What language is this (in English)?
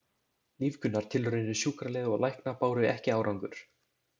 Icelandic